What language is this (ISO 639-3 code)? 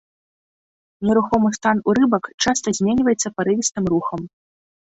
bel